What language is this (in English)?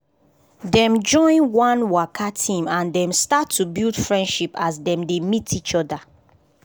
Nigerian Pidgin